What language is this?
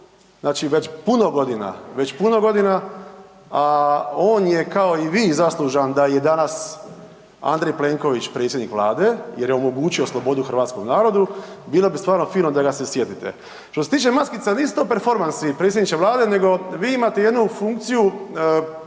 Croatian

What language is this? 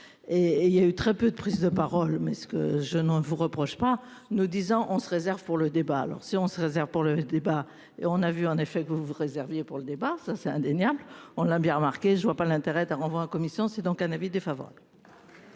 French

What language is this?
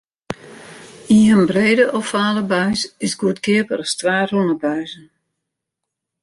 Western Frisian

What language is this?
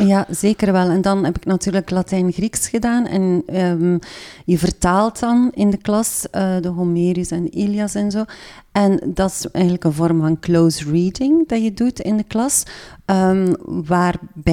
Dutch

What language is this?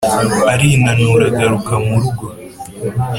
Kinyarwanda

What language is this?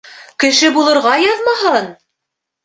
Bashkir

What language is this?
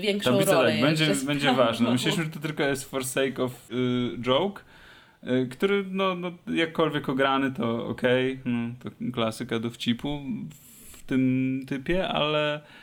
Polish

